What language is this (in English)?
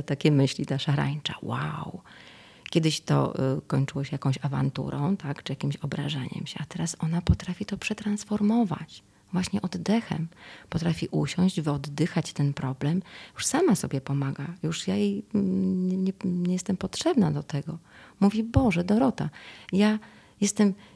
Polish